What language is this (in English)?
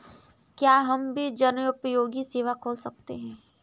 Hindi